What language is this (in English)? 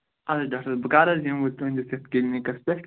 Kashmiri